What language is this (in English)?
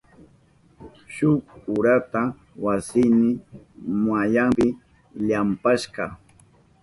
Southern Pastaza Quechua